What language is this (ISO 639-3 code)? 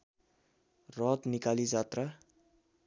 nep